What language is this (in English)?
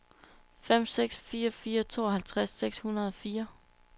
Danish